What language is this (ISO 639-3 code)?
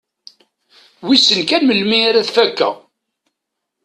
kab